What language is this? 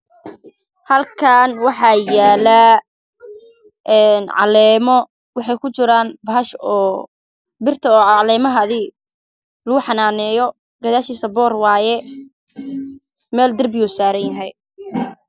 Somali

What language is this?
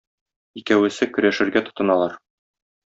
Tatar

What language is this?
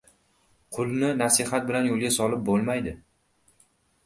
Uzbek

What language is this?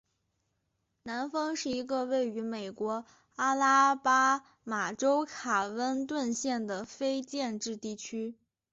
Chinese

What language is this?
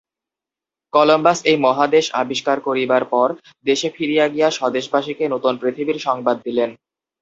Bangla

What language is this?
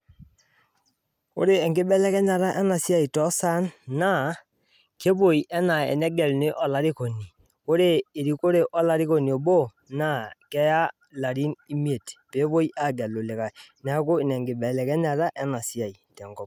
Masai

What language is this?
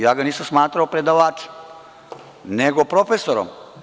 Serbian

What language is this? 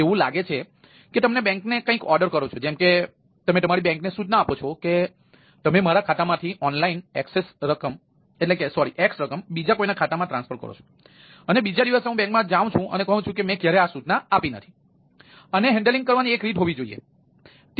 Gujarati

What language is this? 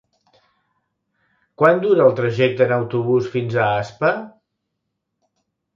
Catalan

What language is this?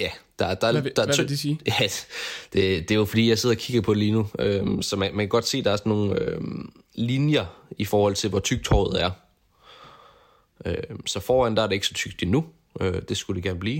Danish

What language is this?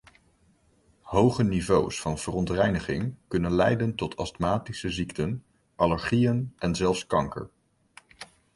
Dutch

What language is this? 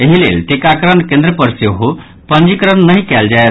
Maithili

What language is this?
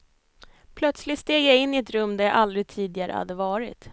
Swedish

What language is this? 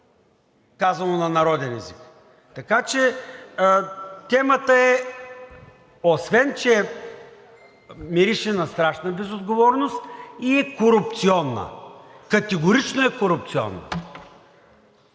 Bulgarian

